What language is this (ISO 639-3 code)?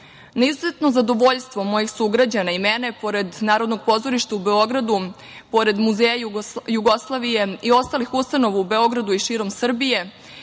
srp